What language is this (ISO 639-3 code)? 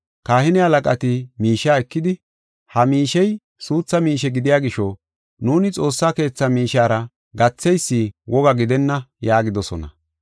gof